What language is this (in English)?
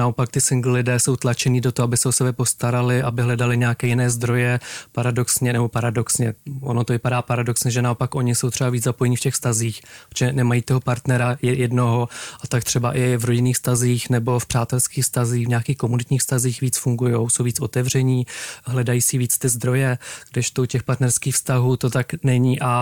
Czech